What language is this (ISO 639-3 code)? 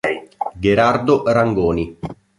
ita